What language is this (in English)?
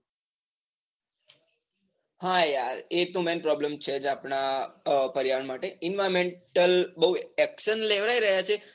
Gujarati